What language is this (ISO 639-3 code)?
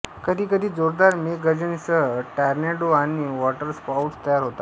mar